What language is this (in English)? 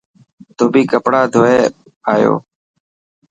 Dhatki